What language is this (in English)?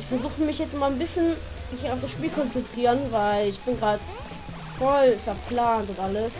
German